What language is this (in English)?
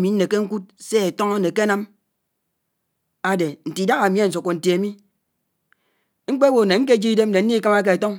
Anaang